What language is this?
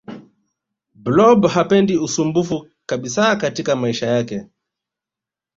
Swahili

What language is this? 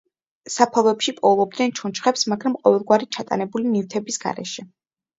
Georgian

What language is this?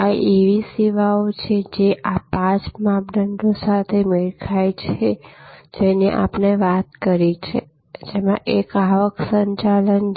Gujarati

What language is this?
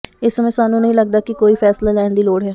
Punjabi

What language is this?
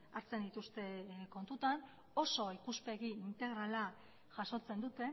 Basque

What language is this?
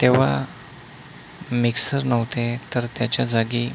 Marathi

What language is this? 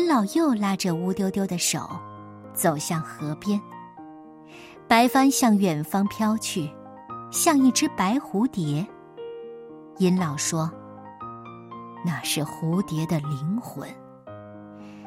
Chinese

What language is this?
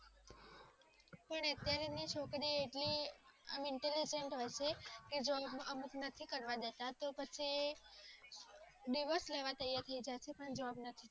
Gujarati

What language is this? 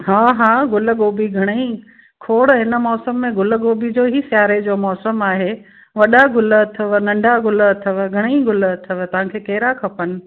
Sindhi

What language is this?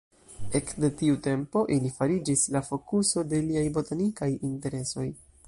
Esperanto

